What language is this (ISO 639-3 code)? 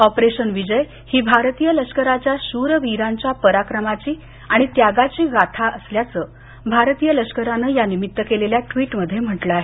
mar